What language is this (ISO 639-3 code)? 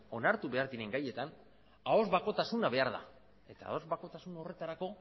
eus